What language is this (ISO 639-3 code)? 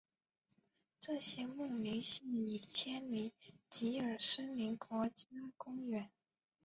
zho